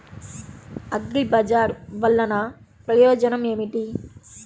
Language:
Telugu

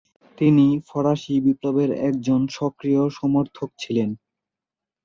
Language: Bangla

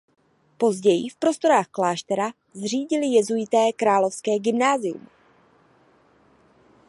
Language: Czech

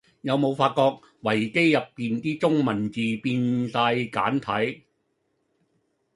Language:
Cantonese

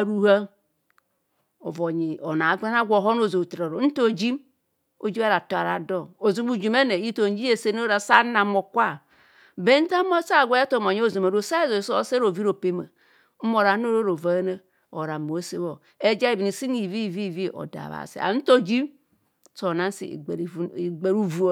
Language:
Kohumono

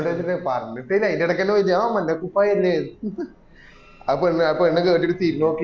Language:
Malayalam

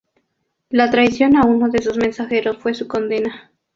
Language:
Spanish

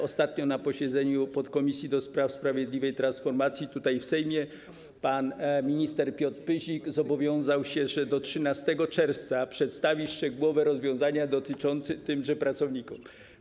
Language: Polish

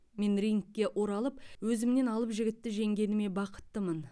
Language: Kazakh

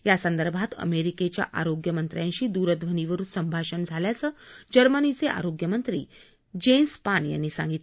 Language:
Marathi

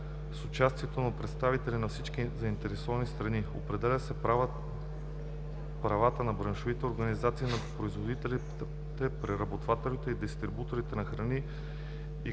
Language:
Bulgarian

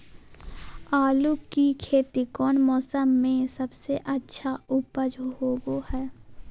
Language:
Magahi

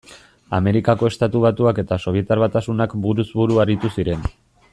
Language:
Basque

